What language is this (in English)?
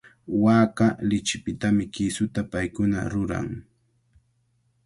Cajatambo North Lima Quechua